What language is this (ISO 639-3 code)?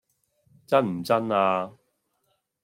yue